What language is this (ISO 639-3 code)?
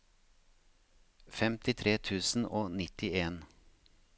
nor